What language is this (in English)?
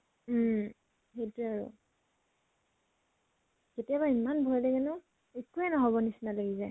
Assamese